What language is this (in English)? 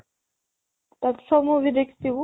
Odia